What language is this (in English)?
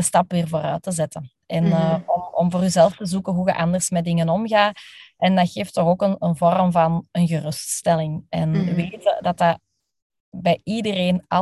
Dutch